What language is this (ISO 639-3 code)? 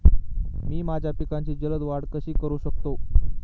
mar